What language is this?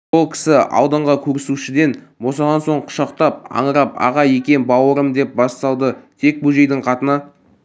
Kazakh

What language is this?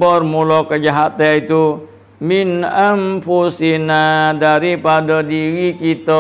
Malay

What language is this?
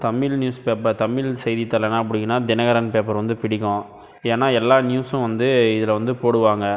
Tamil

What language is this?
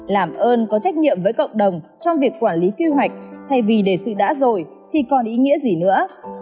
Vietnamese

